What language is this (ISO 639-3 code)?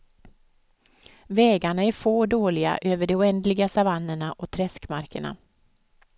swe